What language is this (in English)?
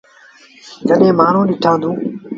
Sindhi Bhil